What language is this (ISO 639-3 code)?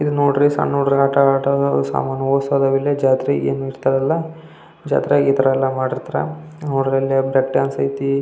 kan